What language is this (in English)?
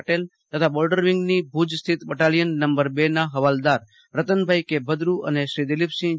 Gujarati